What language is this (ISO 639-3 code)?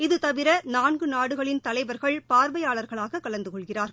tam